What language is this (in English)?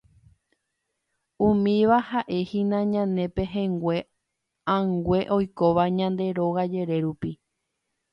Guarani